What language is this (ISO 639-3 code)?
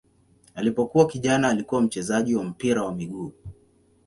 swa